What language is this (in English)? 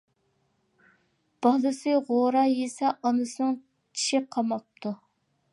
Uyghur